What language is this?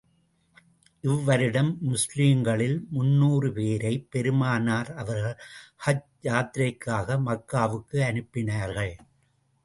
Tamil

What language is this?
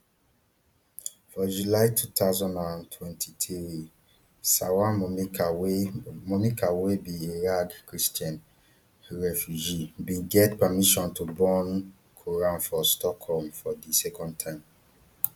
Nigerian Pidgin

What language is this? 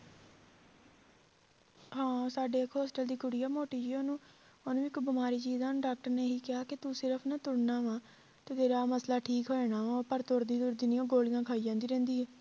Punjabi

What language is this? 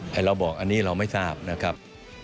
Thai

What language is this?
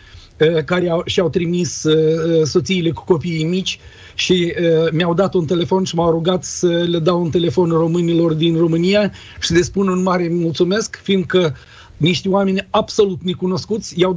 Romanian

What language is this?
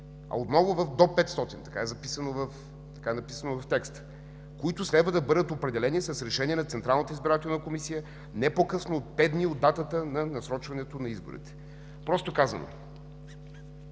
Bulgarian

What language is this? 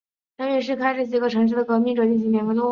Chinese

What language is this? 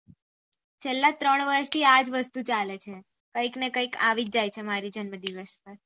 Gujarati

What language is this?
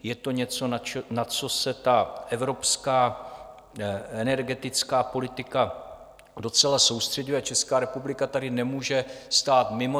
Czech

